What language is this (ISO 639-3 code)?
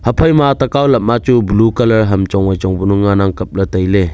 nnp